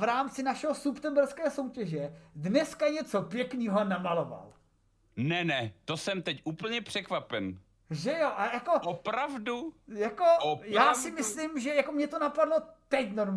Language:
Czech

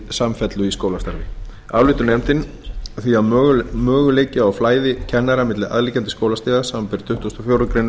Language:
Icelandic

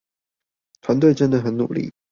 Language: Chinese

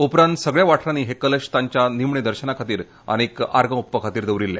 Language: Konkani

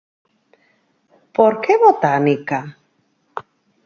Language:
Galician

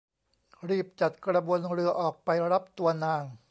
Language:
Thai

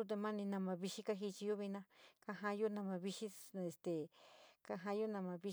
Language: San Miguel El Grande Mixtec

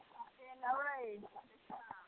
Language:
Maithili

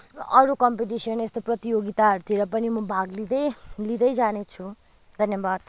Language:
Nepali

